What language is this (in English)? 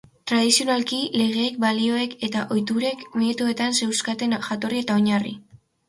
Basque